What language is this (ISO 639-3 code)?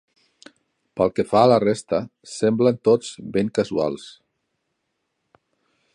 cat